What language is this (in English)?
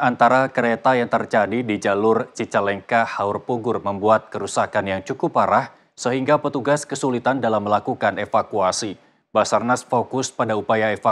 Indonesian